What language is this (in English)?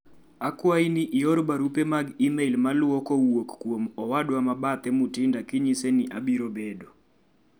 Luo (Kenya and Tanzania)